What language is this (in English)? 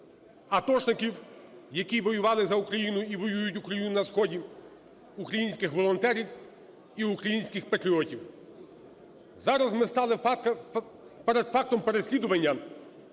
Ukrainian